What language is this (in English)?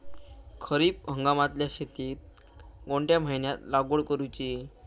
Marathi